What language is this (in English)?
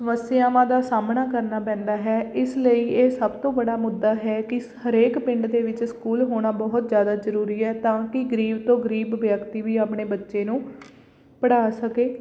Punjabi